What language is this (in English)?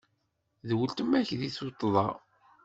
Kabyle